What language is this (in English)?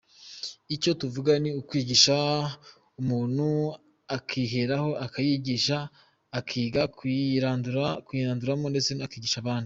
Kinyarwanda